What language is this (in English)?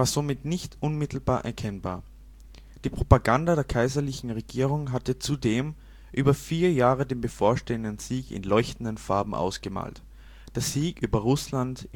German